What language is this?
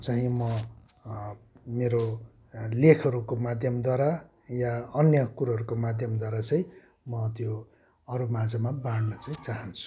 Nepali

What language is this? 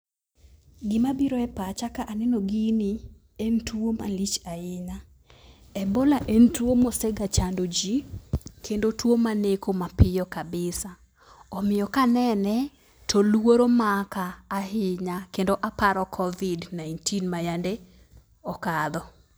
Luo (Kenya and Tanzania)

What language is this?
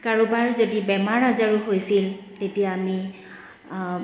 Assamese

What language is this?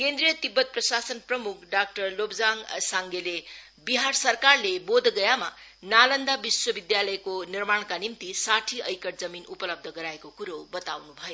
Nepali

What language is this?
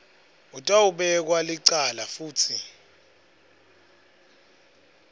Swati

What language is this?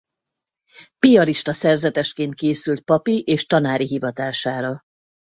Hungarian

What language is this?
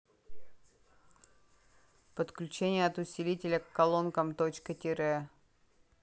Russian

